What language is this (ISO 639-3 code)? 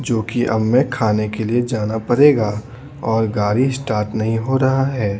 hin